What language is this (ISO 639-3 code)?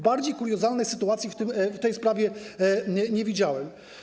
pol